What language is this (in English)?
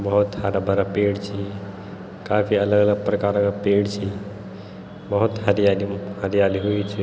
Garhwali